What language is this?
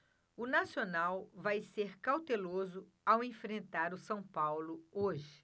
Portuguese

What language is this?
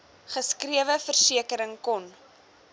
Afrikaans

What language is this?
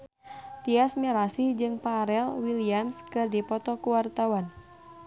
Sundanese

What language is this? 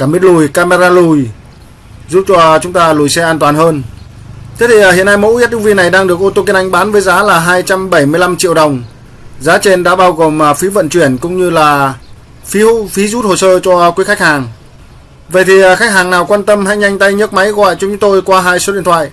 Vietnamese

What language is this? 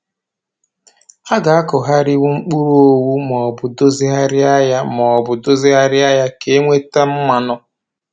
Igbo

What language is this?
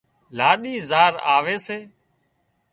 Wadiyara Koli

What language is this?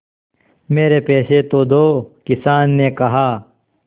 Hindi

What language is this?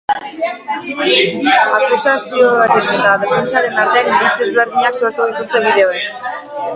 Basque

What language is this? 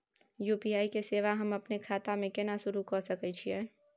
Maithili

